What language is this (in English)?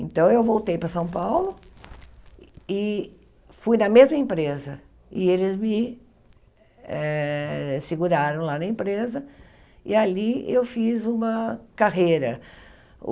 Portuguese